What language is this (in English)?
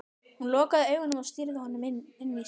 Icelandic